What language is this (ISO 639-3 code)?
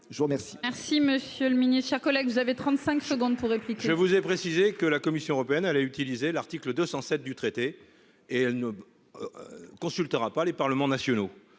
fra